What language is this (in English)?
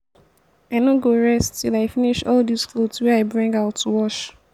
Nigerian Pidgin